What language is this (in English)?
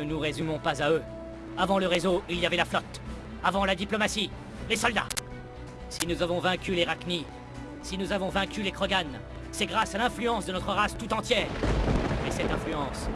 French